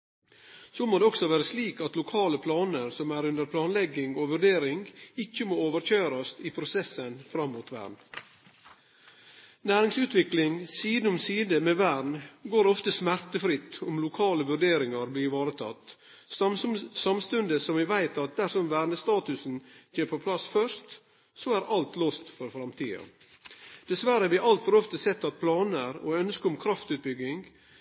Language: Norwegian Nynorsk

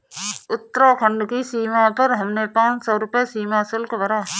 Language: Hindi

